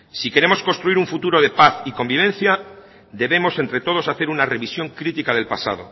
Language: Spanish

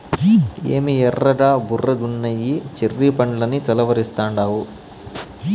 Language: Telugu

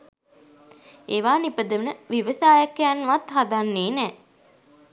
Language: Sinhala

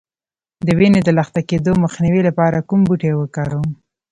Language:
Pashto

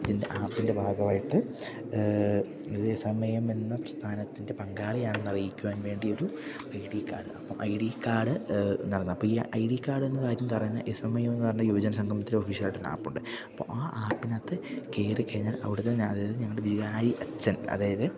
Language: Malayalam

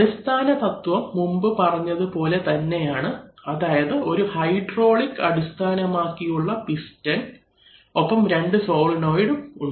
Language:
Malayalam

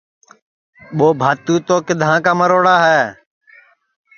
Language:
Sansi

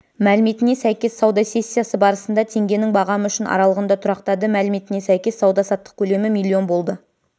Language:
Kazakh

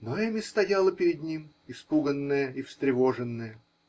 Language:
Russian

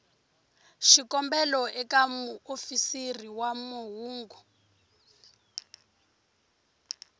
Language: Tsonga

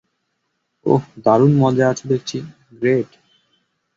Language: Bangla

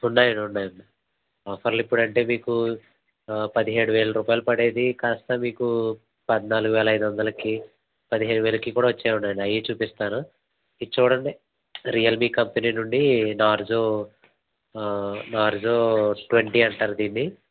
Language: Telugu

